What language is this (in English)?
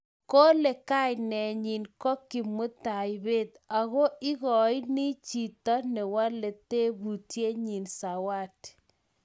Kalenjin